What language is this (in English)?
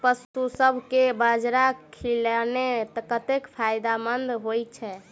Maithili